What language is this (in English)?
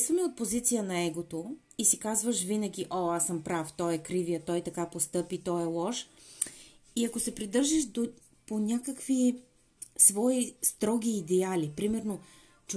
Bulgarian